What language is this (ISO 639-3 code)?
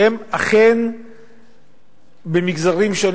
heb